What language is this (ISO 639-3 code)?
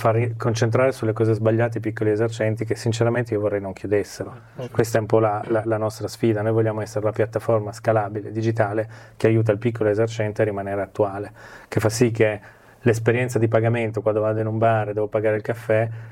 ita